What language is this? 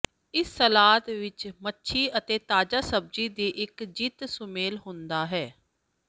Punjabi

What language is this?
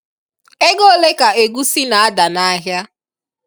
Igbo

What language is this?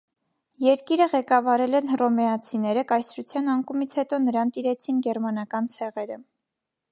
Armenian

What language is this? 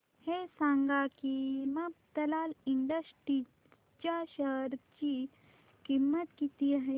Marathi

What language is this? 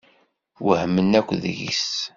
Kabyle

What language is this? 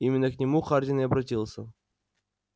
Russian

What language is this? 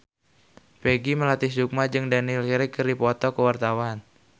Sundanese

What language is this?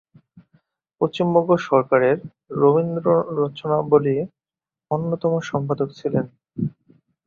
Bangla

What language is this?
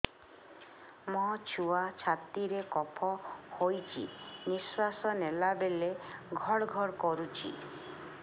Odia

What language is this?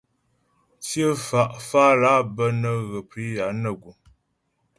Ghomala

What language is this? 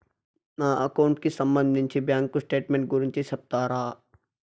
Telugu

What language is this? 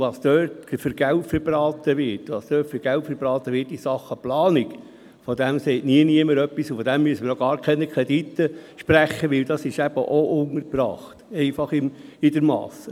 Swiss German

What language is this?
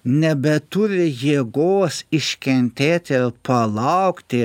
Lithuanian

